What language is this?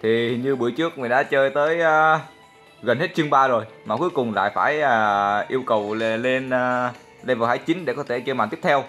Vietnamese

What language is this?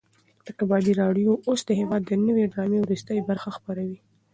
Pashto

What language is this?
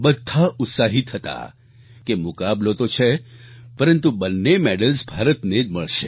Gujarati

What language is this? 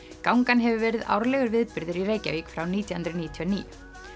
Icelandic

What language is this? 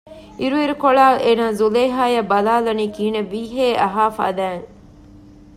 Divehi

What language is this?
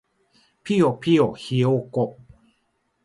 Japanese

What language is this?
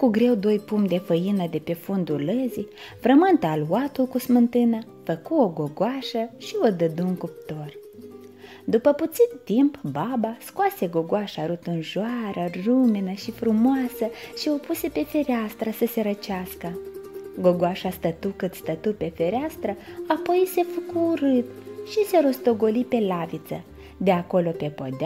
Romanian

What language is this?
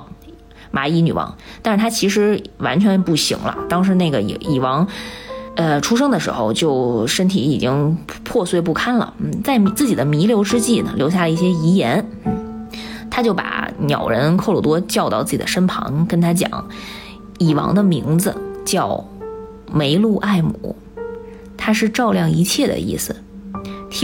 Chinese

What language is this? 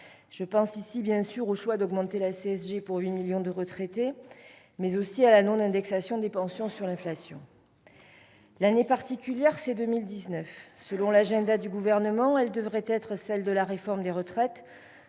French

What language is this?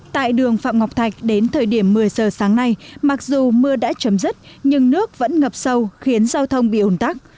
Vietnamese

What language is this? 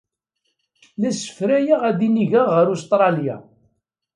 Kabyle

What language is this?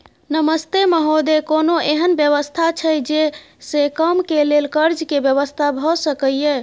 Maithili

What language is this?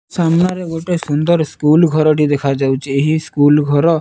Odia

